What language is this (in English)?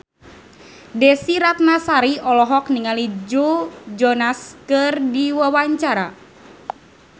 Sundanese